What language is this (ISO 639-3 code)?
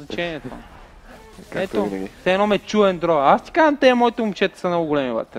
bul